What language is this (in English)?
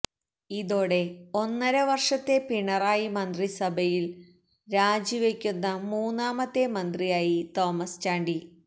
Malayalam